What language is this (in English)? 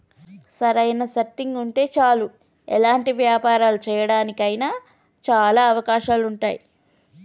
Telugu